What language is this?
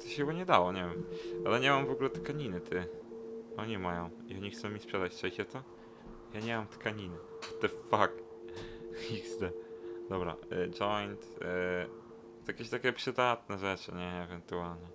Polish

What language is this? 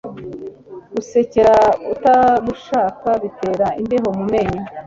Kinyarwanda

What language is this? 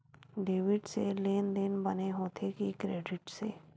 Chhattisgarhi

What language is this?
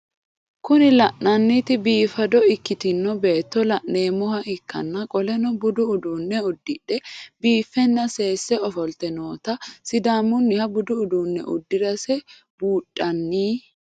Sidamo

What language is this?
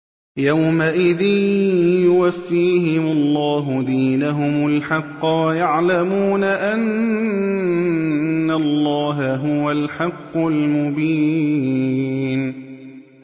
Arabic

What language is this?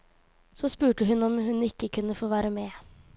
Norwegian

